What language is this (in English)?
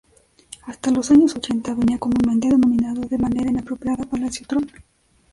Spanish